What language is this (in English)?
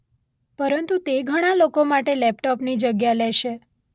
Gujarati